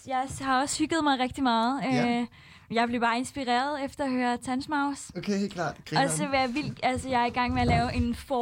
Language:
Danish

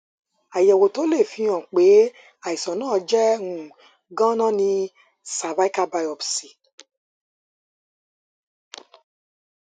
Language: Yoruba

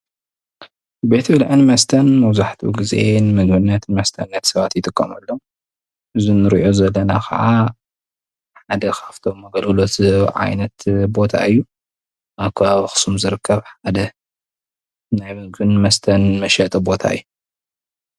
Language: Tigrinya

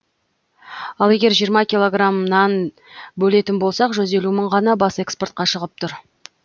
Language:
Kazakh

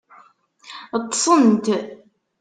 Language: Kabyle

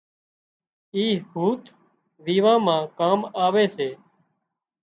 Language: Wadiyara Koli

